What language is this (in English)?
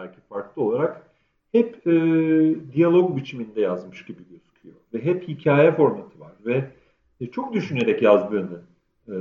Turkish